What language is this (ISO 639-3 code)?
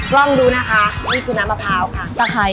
tha